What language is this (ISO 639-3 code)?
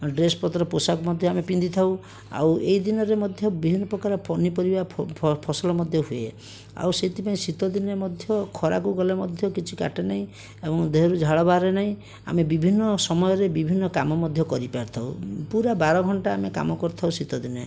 ori